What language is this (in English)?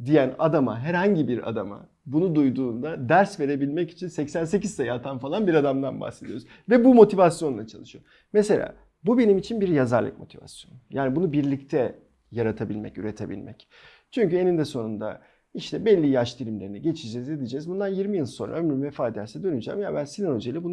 Turkish